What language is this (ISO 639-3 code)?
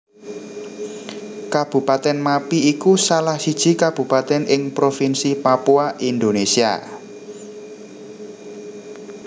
jav